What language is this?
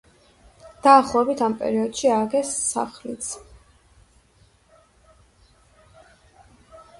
Georgian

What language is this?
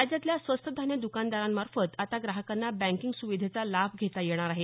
Marathi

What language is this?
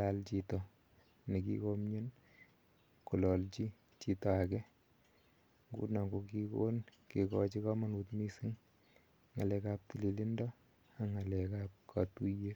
Kalenjin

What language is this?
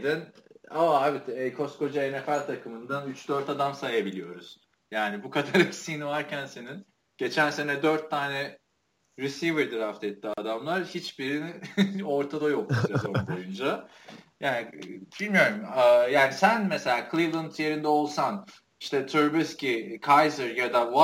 Turkish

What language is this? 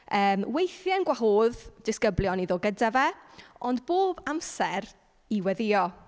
Welsh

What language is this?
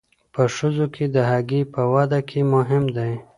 Pashto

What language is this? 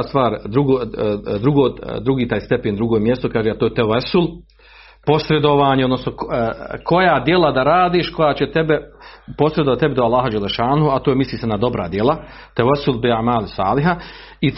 Croatian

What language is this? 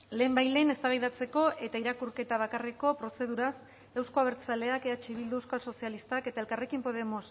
Basque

